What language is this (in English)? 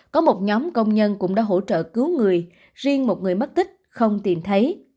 Vietnamese